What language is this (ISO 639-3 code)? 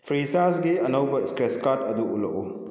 mni